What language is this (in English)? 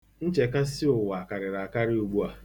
Igbo